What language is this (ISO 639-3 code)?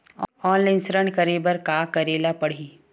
hne